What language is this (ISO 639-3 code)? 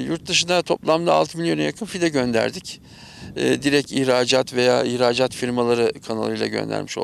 tur